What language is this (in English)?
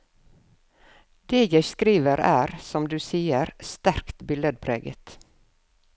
Norwegian